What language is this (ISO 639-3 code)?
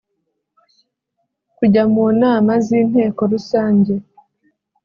kin